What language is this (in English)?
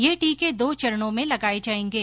Hindi